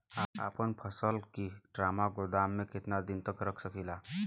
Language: Bhojpuri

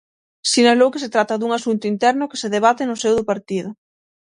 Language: Galician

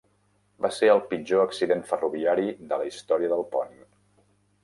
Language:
Catalan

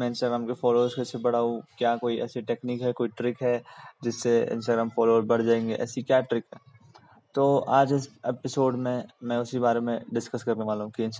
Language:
Hindi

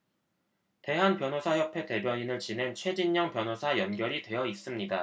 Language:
Korean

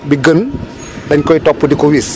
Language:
Wolof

